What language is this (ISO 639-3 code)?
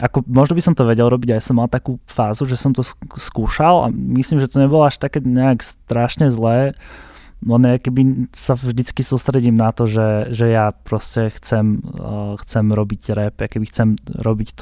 slk